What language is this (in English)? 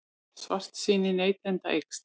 Icelandic